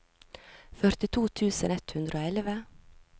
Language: Norwegian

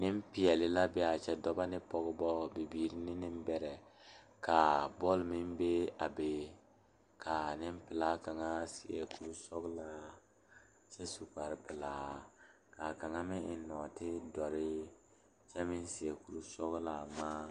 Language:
Southern Dagaare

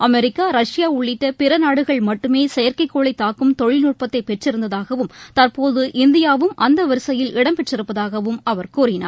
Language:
Tamil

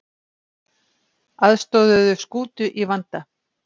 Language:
Icelandic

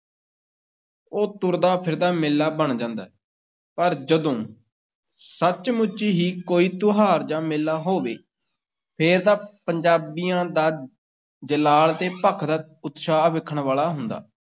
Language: Punjabi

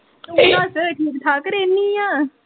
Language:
Punjabi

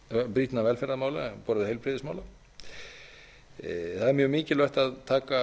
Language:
Icelandic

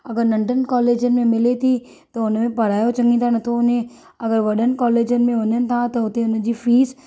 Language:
Sindhi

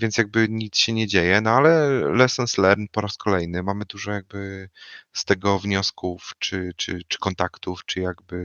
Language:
Polish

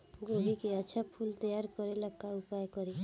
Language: Bhojpuri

